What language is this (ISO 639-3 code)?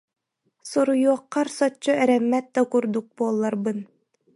sah